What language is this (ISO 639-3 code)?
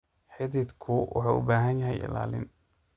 som